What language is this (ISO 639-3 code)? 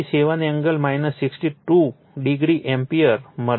guj